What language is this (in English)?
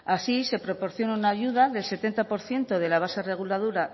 Spanish